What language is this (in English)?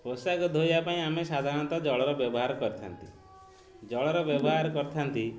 Odia